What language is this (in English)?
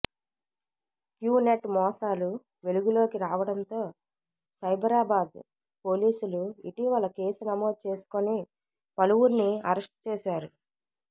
Telugu